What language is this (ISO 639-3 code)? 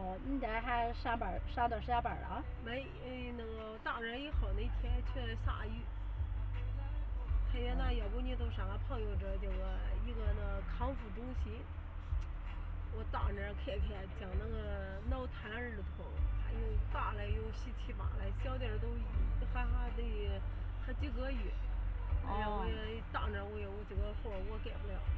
zho